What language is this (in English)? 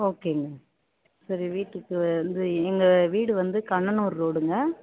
Tamil